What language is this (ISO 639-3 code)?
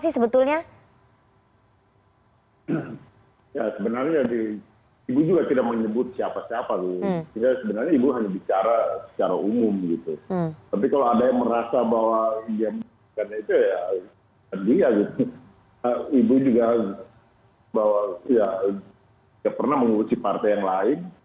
ind